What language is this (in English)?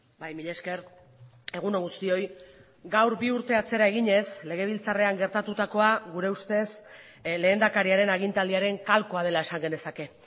Basque